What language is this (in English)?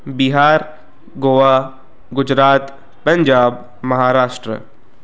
Sindhi